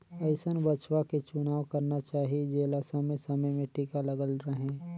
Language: Chhattisgarhi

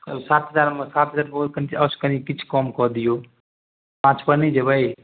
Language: Maithili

